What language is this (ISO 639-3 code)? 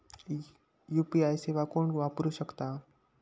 mar